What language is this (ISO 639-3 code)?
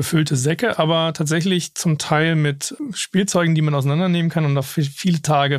deu